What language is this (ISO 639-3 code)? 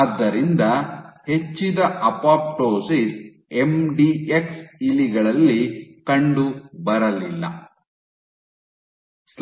kan